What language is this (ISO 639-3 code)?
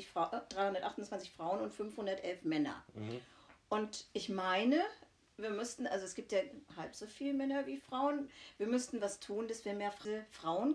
deu